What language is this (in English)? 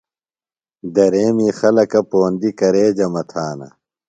Phalura